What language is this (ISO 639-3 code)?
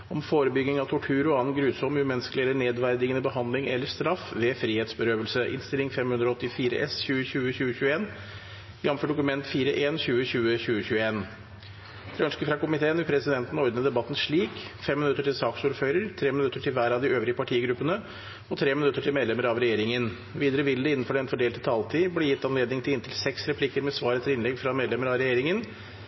nob